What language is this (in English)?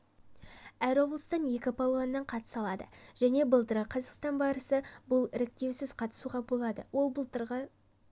Kazakh